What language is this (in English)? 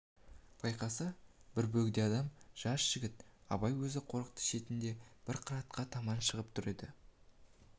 Kazakh